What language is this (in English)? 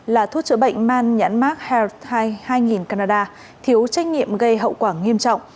Vietnamese